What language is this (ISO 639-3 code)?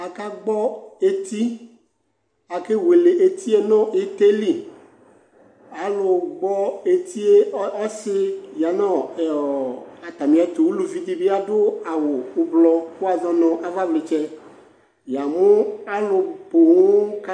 kpo